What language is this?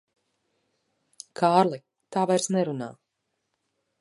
Latvian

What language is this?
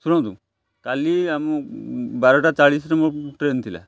Odia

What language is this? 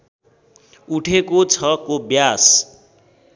Nepali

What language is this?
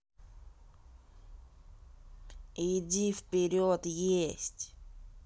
Russian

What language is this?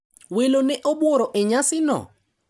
Luo (Kenya and Tanzania)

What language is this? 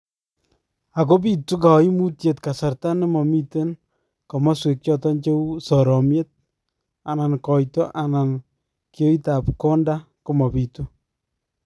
Kalenjin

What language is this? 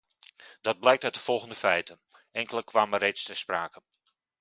Dutch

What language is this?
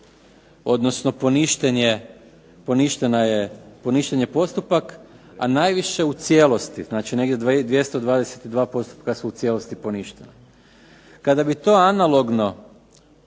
Croatian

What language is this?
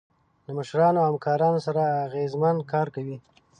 Pashto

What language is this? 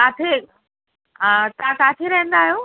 Sindhi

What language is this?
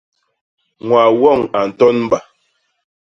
Basaa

